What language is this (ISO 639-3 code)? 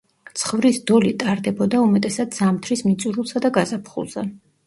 kat